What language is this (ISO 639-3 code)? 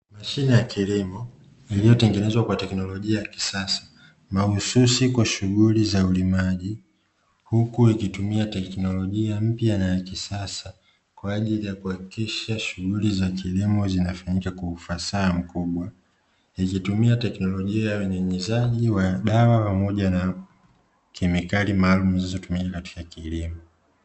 swa